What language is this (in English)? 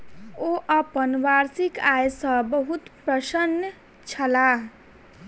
Maithili